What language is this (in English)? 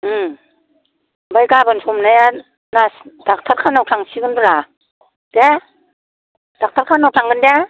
Bodo